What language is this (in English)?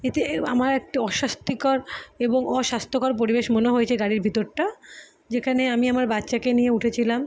Bangla